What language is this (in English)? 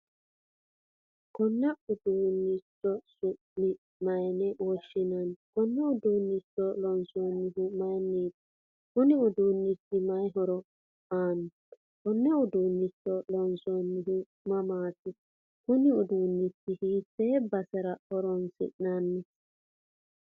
Sidamo